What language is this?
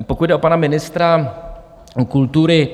Czech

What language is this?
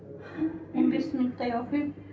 Kazakh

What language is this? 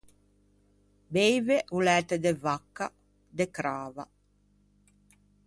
Ligurian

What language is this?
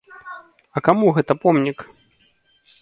Belarusian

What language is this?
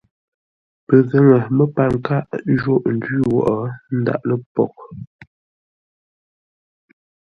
Ngombale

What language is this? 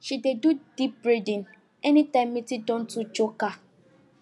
Nigerian Pidgin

